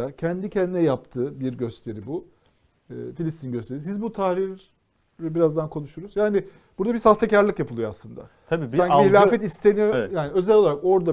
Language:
Turkish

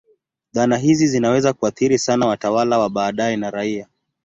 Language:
Swahili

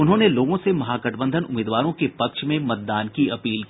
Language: Hindi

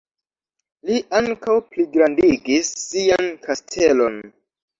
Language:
Esperanto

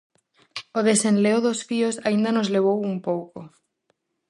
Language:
Galician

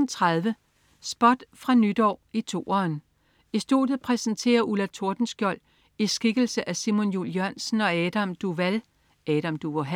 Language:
Danish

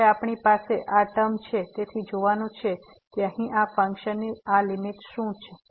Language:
Gujarati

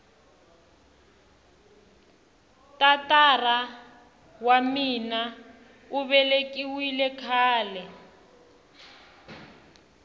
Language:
Tsonga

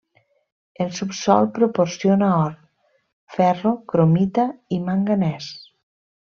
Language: Catalan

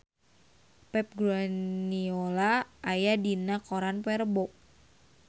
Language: Sundanese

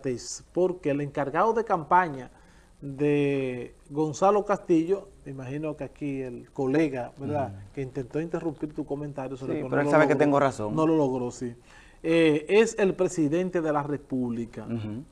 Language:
Spanish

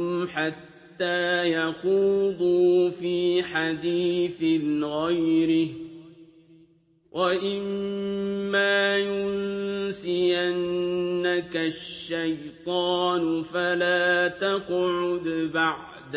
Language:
Arabic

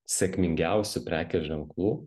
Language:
Lithuanian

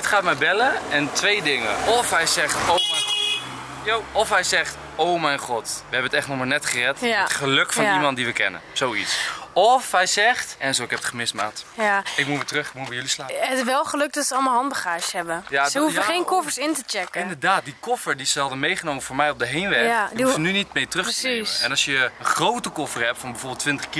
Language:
Dutch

